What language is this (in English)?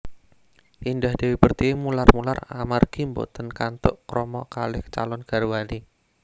Javanese